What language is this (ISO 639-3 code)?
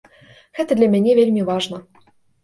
bel